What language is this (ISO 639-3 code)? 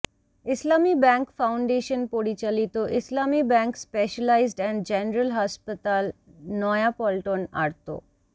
ben